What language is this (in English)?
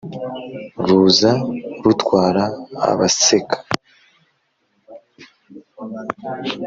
Kinyarwanda